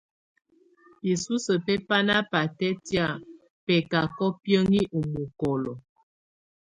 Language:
Tunen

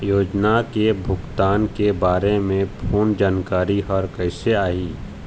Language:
Chhattisgarhi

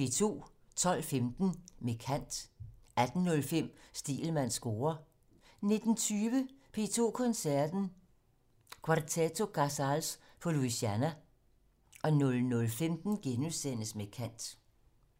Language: Danish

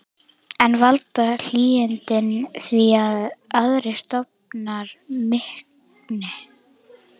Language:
Icelandic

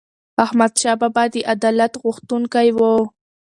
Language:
Pashto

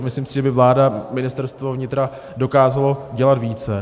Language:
Czech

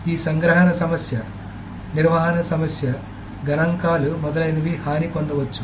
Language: Telugu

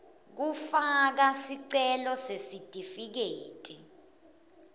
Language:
Swati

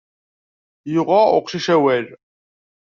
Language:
Kabyle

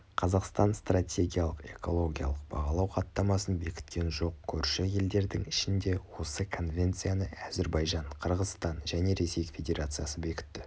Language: Kazakh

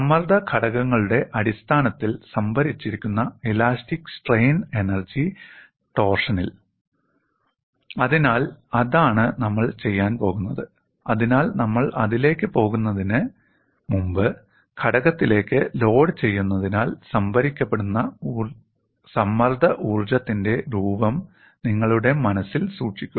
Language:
Malayalam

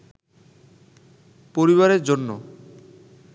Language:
Bangla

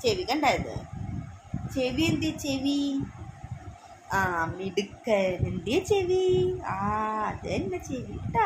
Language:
Thai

